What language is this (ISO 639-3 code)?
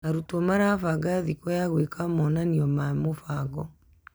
kik